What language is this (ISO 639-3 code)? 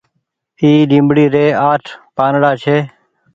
gig